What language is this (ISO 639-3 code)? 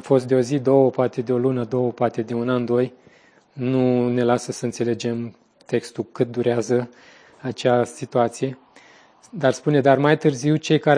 ron